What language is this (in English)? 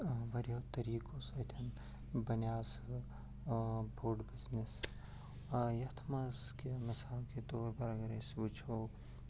Kashmiri